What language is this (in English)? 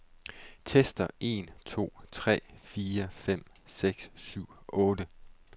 Danish